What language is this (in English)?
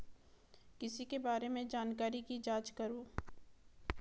Hindi